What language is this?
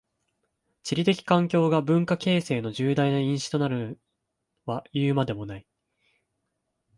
Japanese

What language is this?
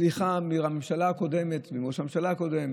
Hebrew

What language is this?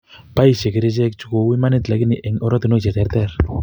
Kalenjin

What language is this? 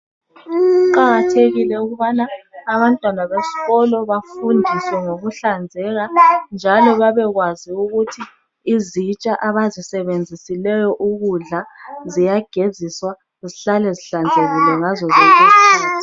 North Ndebele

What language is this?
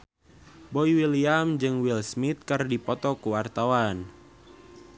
Sundanese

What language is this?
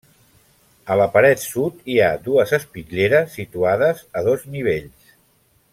Catalan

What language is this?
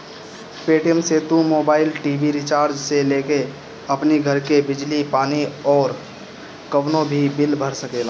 Bhojpuri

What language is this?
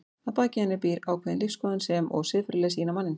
Icelandic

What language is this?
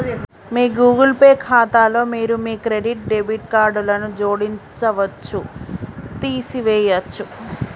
Telugu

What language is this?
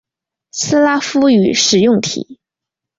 Chinese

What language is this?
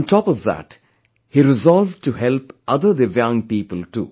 English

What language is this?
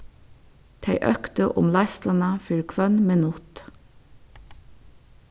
Faroese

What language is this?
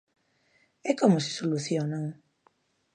Galician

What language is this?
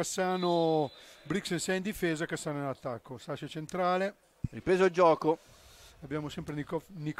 Italian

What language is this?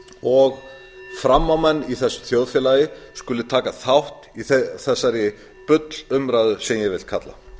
Icelandic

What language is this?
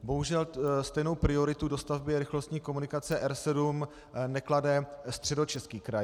Czech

